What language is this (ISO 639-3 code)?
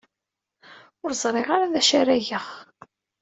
kab